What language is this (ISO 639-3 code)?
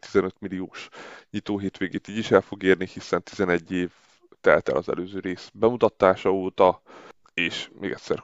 hun